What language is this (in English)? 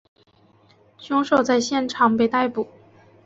Chinese